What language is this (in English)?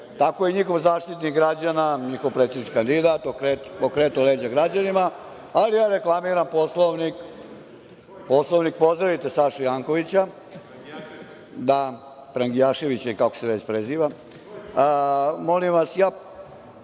Serbian